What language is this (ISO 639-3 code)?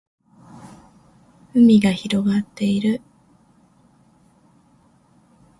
jpn